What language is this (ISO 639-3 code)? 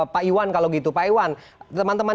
ind